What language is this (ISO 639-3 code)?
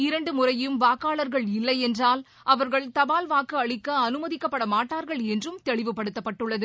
tam